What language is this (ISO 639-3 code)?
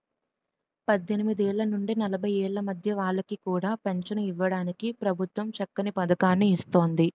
tel